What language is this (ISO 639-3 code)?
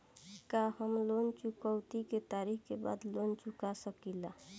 bho